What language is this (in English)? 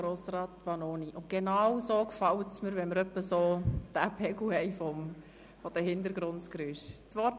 Swiss German